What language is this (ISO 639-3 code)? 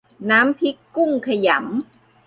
tha